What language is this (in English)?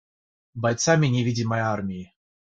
Russian